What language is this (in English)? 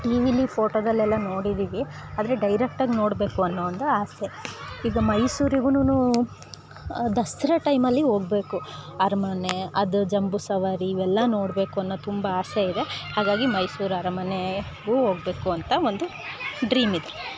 Kannada